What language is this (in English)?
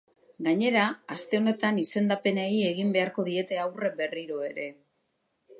Basque